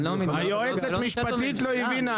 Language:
Hebrew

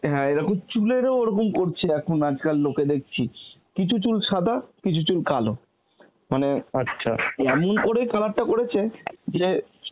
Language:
Bangla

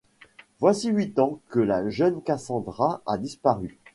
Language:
French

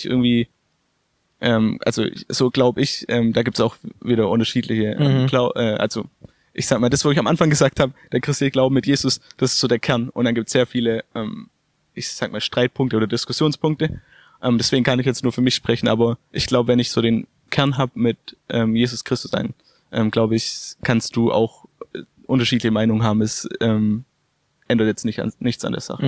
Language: German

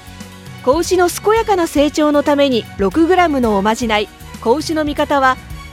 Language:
Japanese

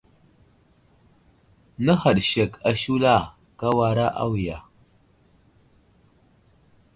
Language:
Wuzlam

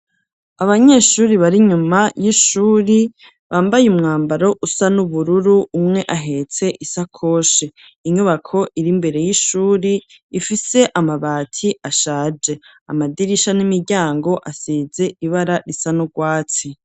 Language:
Rundi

